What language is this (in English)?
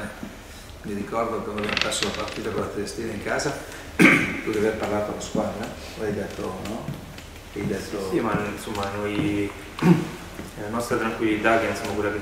Italian